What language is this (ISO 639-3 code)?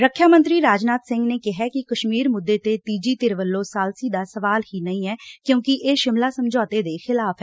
pan